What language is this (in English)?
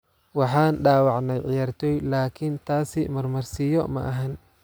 Somali